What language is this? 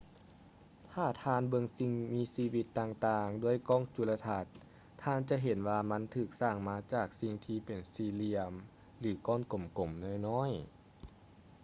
Lao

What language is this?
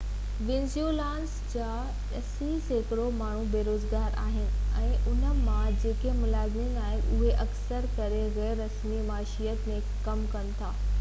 Sindhi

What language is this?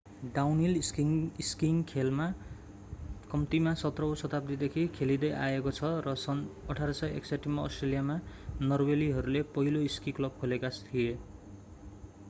Nepali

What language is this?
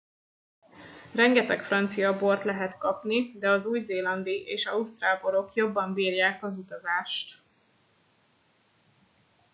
Hungarian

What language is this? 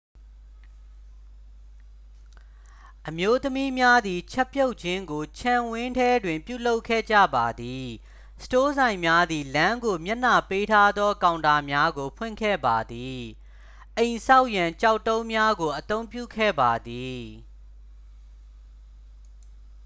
Burmese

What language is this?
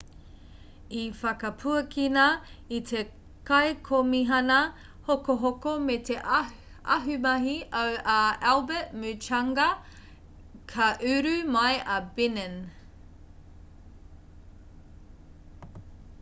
Māori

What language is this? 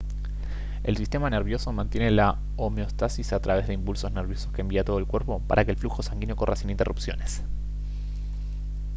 Spanish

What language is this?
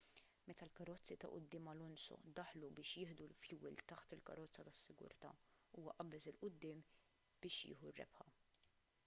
Maltese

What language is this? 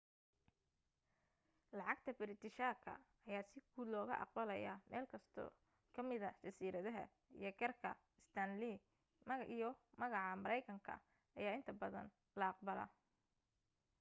Somali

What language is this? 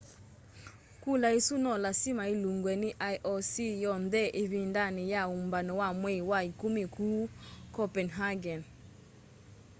Kamba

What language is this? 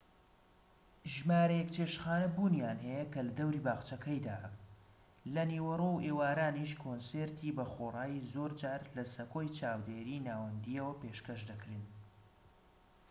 Central Kurdish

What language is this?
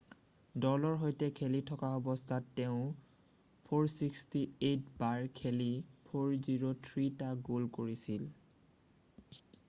Assamese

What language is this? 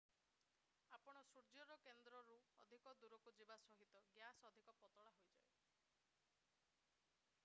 Odia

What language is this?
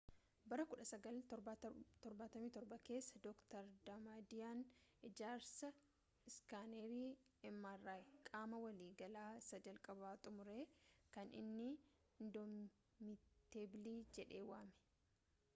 Oromo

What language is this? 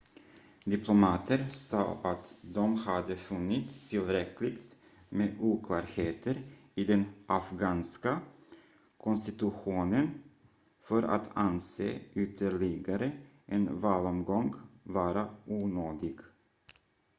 Swedish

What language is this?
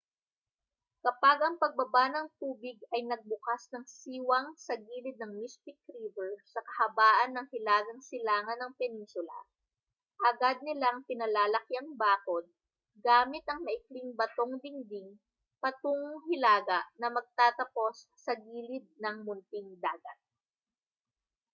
Filipino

